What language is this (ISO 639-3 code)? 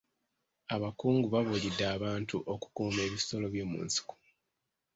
lug